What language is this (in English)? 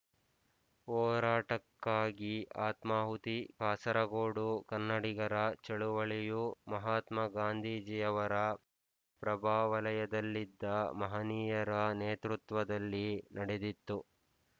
Kannada